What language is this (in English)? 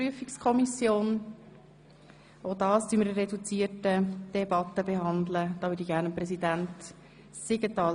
Swiss German